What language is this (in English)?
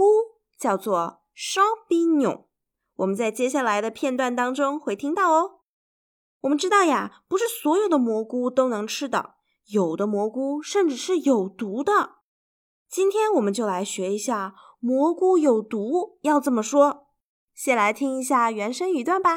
Chinese